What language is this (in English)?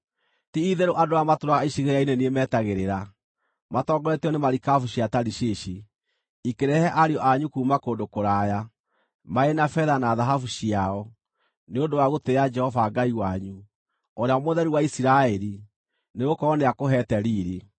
Kikuyu